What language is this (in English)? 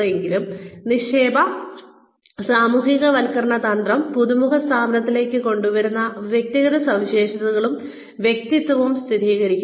Malayalam